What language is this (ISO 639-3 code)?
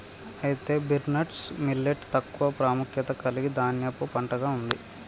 tel